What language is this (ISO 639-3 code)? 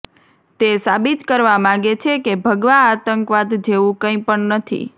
guj